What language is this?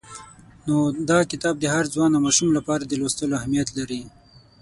Pashto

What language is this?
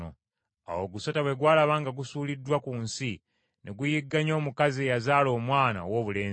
Ganda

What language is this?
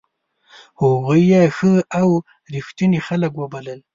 Pashto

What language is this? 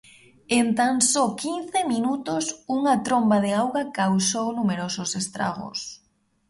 Galician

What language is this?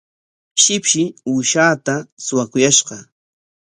Corongo Ancash Quechua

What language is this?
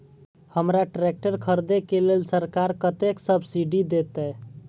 Maithili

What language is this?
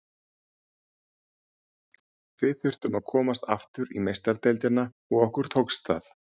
Icelandic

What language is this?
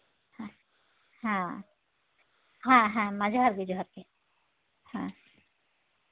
Santali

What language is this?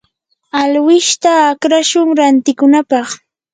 Yanahuanca Pasco Quechua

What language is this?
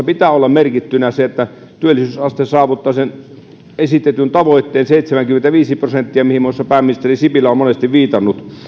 Finnish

